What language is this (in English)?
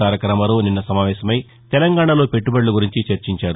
Telugu